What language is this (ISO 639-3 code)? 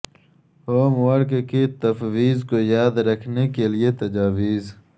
urd